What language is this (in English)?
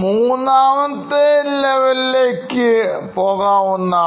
Malayalam